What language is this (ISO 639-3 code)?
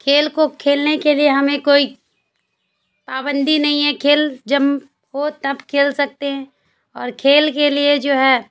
urd